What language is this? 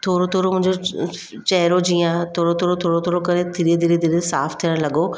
Sindhi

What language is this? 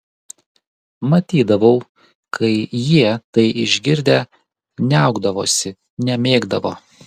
Lithuanian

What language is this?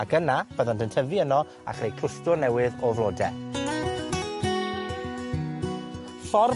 Welsh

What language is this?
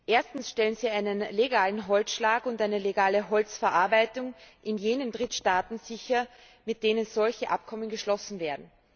German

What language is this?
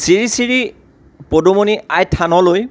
Assamese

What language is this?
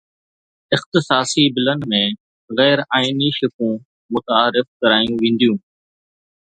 Sindhi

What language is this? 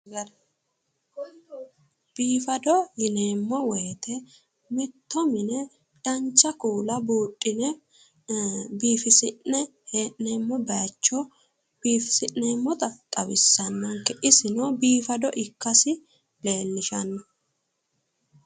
Sidamo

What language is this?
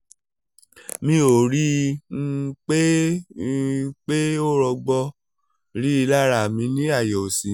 Yoruba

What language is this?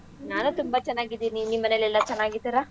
Kannada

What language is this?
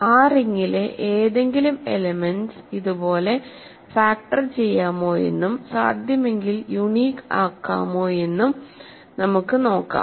Malayalam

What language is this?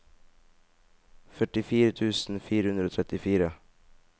Norwegian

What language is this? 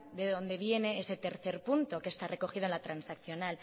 Spanish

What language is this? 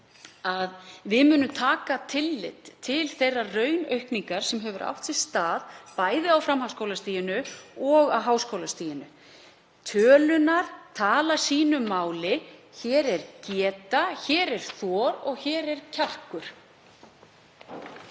Icelandic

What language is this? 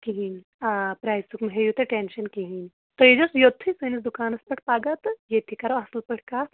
Kashmiri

